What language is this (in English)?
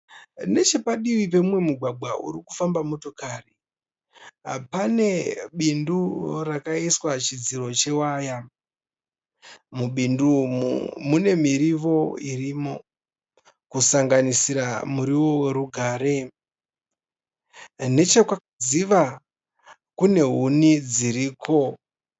Shona